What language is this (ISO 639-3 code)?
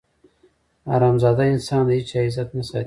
pus